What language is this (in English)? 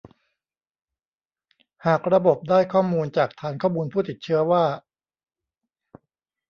Thai